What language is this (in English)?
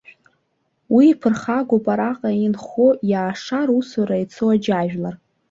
Abkhazian